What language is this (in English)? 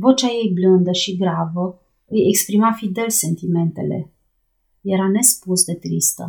Romanian